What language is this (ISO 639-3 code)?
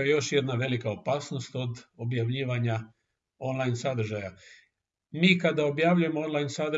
hrv